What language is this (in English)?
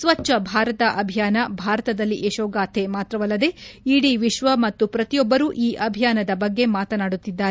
Kannada